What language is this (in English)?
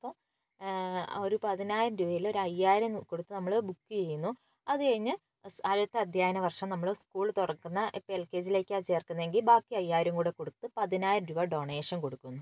Malayalam